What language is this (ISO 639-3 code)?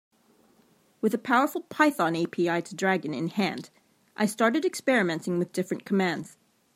eng